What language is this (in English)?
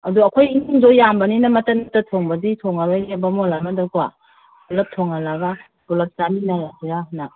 Manipuri